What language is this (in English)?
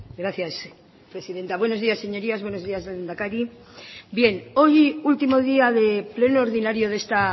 Spanish